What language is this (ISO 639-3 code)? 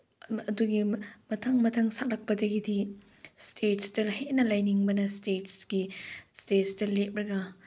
mni